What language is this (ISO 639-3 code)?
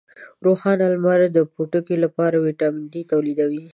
pus